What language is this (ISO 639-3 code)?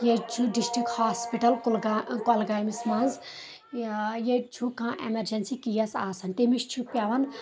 kas